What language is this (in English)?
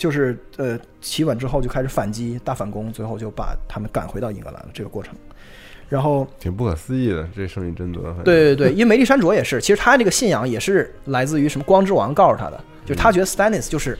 Chinese